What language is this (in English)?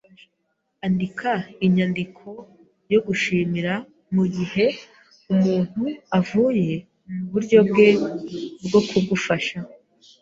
Kinyarwanda